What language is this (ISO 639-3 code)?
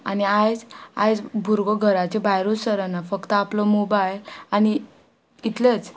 kok